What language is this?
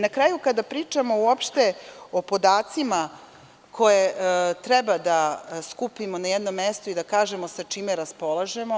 Serbian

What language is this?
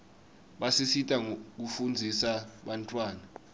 Swati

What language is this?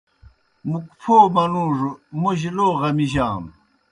Kohistani Shina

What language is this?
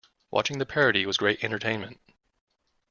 English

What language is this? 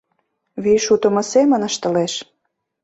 Mari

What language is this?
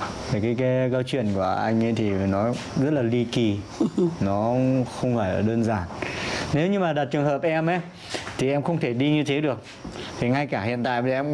Vietnamese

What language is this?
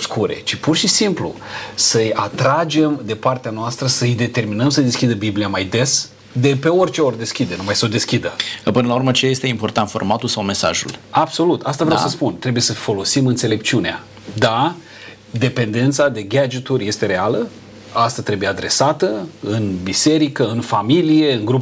Romanian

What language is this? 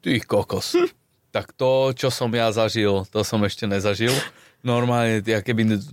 Slovak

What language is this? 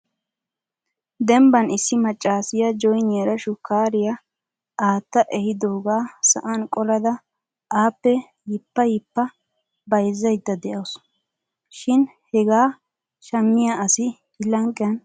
Wolaytta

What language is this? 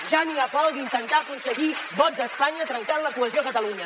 Catalan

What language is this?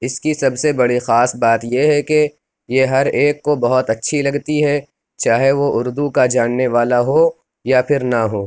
Urdu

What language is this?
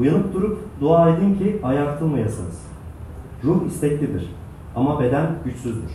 Turkish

